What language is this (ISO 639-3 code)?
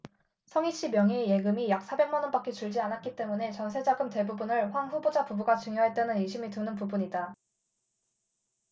kor